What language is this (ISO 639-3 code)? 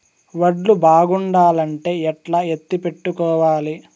tel